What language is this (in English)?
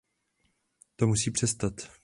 Czech